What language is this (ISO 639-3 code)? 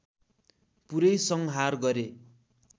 nep